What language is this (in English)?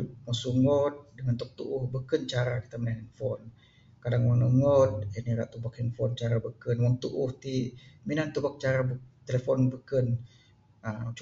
Bukar-Sadung Bidayuh